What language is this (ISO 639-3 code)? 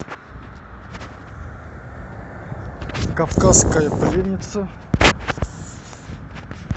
rus